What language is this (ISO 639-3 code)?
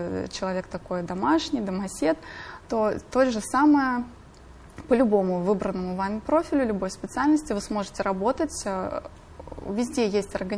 rus